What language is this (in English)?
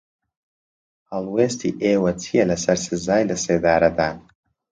Central Kurdish